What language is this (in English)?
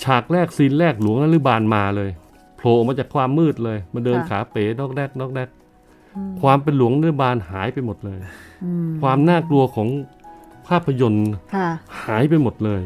Thai